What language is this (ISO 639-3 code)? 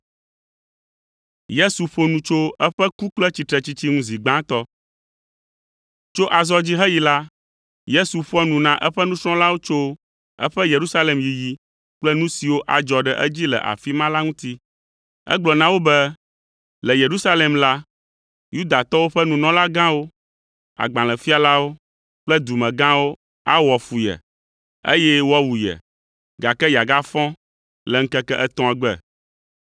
ewe